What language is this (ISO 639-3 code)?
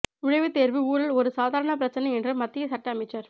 tam